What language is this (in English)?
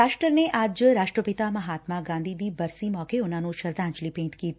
Punjabi